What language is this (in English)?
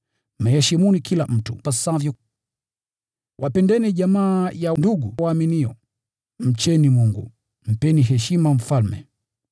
Swahili